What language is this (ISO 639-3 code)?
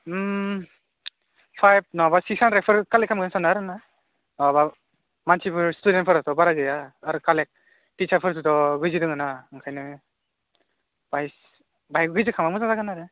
brx